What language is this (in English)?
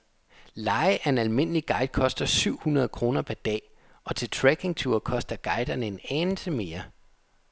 Danish